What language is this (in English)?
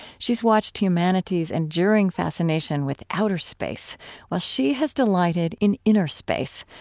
English